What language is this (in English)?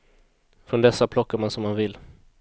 Swedish